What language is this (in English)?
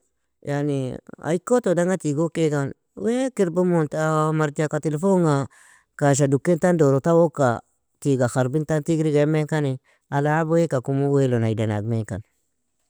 Nobiin